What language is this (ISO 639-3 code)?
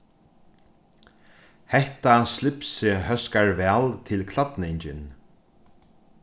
fao